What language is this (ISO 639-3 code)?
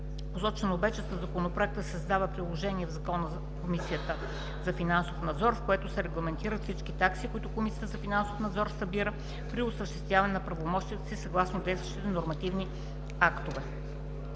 bul